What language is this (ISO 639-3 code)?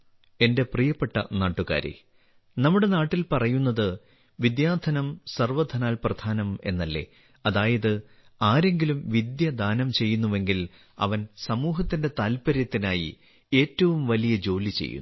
mal